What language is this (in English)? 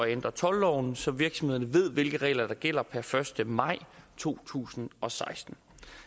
Danish